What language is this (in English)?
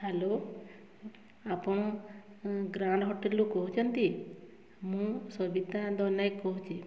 Odia